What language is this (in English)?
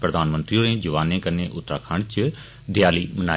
Dogri